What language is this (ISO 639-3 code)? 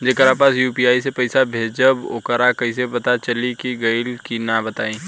bho